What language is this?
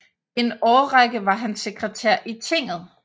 Danish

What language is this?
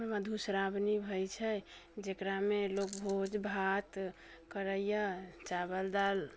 Maithili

